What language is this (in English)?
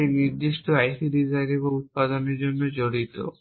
Bangla